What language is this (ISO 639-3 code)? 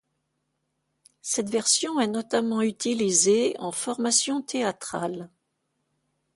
fra